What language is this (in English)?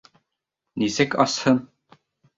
Bashkir